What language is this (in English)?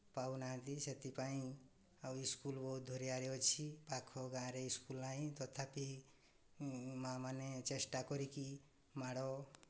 Odia